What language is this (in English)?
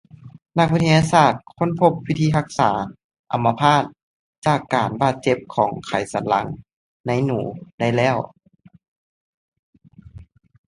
Lao